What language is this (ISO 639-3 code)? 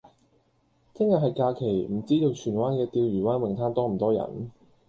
yue